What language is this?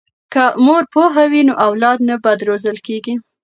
Pashto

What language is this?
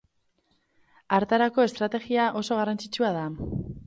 Basque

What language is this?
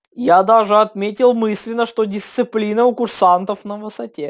Russian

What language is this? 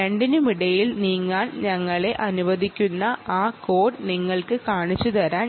Malayalam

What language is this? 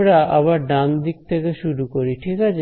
Bangla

